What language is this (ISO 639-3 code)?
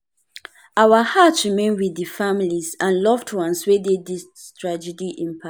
pcm